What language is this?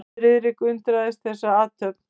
Icelandic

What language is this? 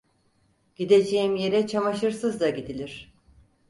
Turkish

